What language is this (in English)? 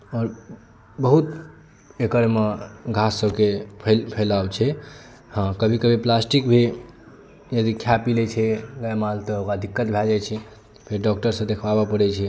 Maithili